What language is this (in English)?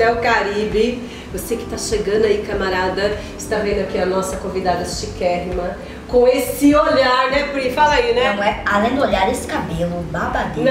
Portuguese